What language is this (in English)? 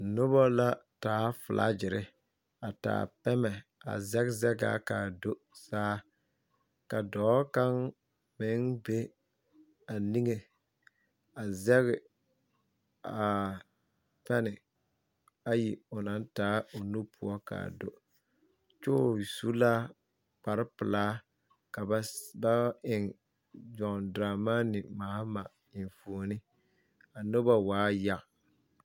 Southern Dagaare